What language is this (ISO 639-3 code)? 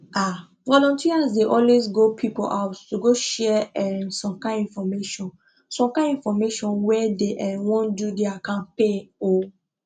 pcm